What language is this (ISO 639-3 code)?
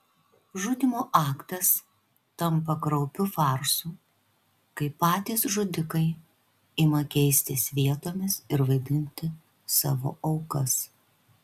lit